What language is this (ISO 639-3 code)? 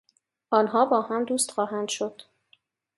fas